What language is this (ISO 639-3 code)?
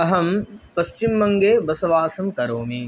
san